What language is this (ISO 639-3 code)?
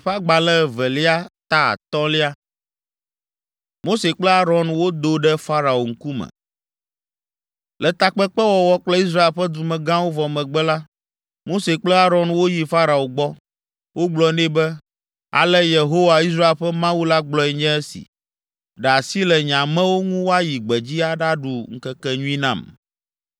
ewe